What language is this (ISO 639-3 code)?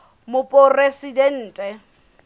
sot